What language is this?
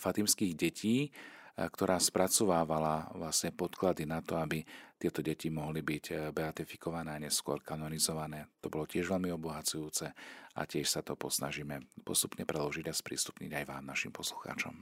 Slovak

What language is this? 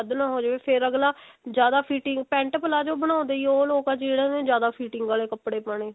Punjabi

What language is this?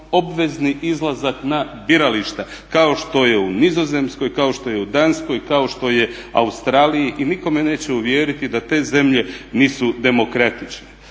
Croatian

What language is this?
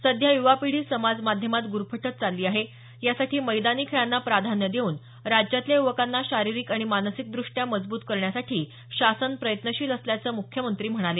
Marathi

